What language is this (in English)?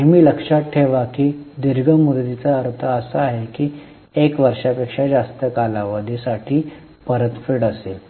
Marathi